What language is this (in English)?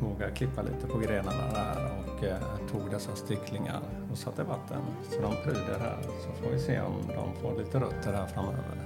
Swedish